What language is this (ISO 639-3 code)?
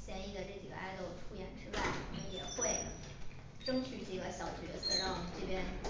zho